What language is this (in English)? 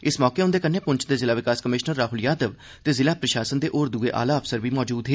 Dogri